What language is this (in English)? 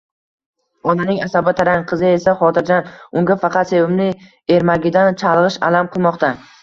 Uzbek